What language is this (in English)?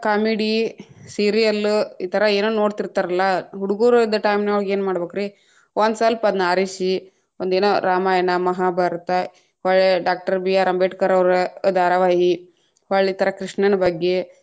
Kannada